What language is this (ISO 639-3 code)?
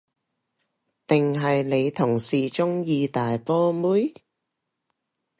yue